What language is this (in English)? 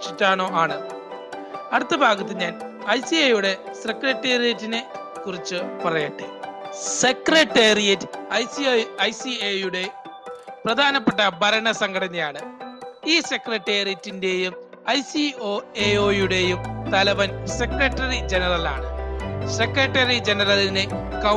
Malayalam